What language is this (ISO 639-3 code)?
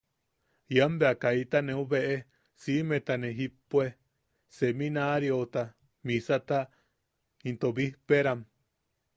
yaq